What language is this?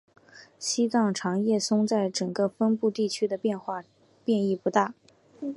Chinese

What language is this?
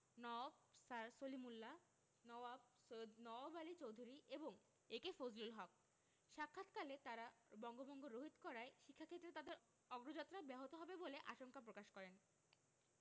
Bangla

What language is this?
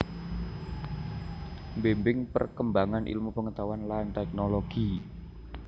Javanese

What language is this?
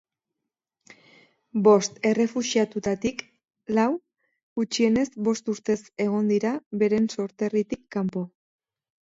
Basque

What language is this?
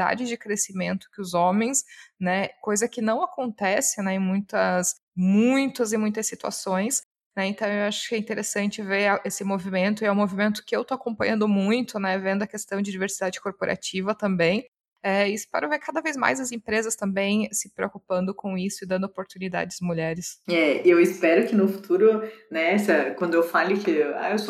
Portuguese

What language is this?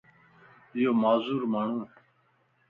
Lasi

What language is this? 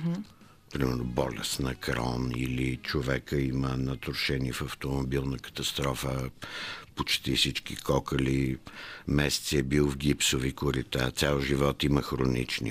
Bulgarian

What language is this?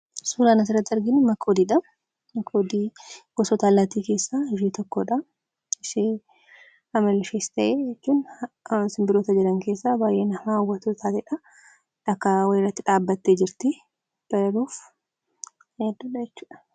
Oromo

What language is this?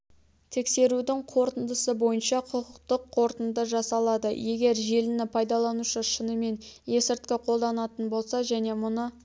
Kazakh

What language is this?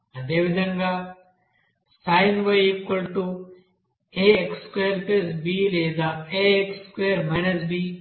Telugu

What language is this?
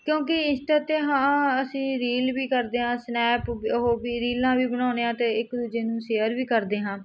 Punjabi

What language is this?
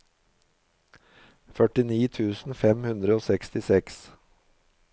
Norwegian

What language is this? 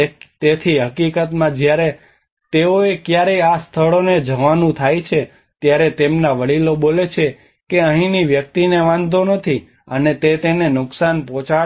Gujarati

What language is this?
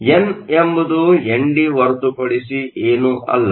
Kannada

